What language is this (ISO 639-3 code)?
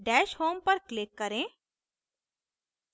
hin